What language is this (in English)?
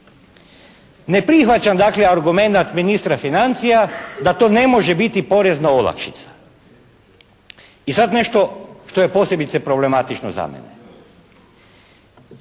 Croatian